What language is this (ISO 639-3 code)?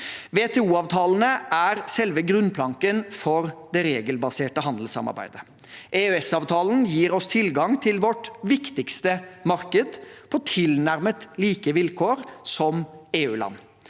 nor